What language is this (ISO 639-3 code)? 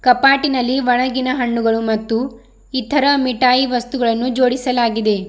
kan